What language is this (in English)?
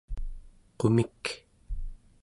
Central Yupik